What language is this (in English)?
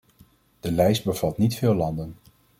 Dutch